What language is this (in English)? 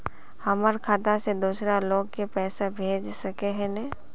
Magahi